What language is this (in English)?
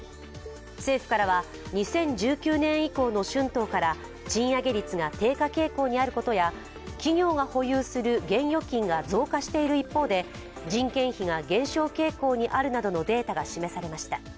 Japanese